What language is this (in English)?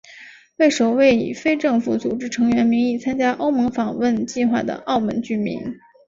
Chinese